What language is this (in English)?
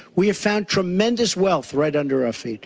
English